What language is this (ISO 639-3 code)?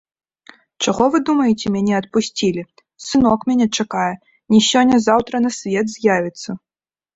bel